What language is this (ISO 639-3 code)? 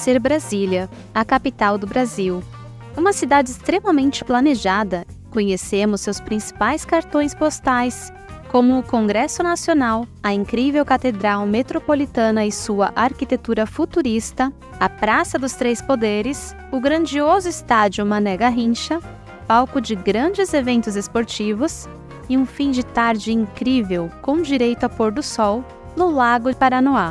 por